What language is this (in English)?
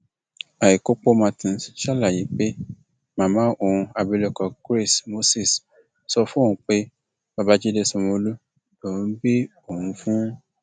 Yoruba